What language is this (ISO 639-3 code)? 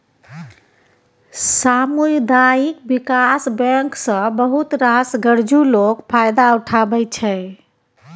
mai